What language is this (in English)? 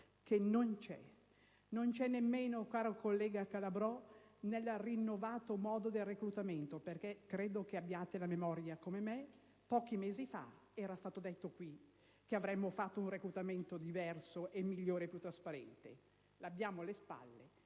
Italian